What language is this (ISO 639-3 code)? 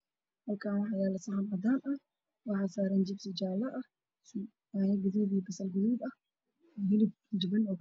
som